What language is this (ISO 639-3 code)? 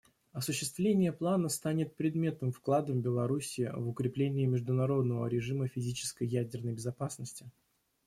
rus